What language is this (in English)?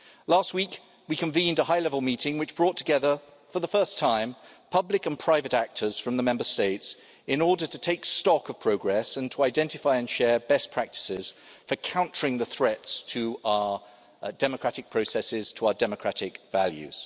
English